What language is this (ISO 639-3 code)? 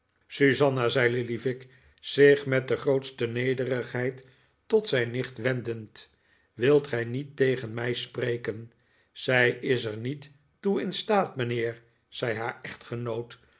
nld